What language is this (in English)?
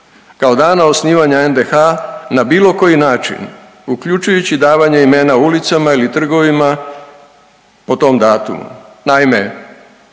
Croatian